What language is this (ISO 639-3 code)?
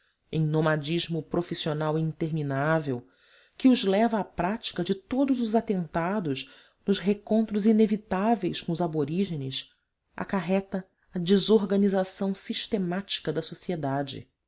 por